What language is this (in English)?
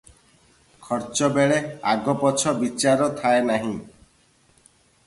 Odia